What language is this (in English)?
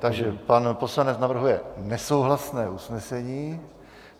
Czech